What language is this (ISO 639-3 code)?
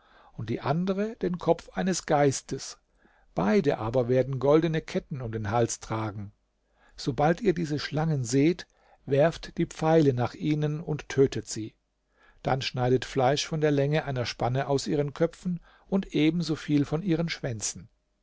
deu